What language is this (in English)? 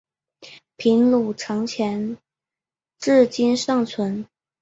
Chinese